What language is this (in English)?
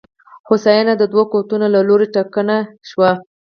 Pashto